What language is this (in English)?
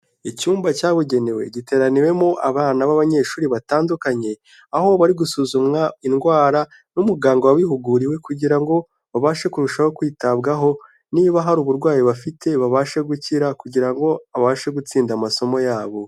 Kinyarwanda